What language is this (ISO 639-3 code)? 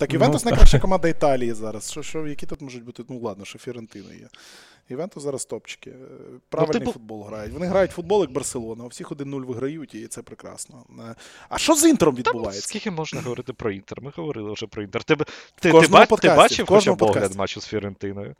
ukr